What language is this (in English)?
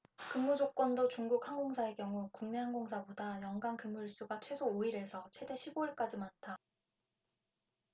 Korean